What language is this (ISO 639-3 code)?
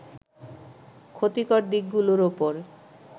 ben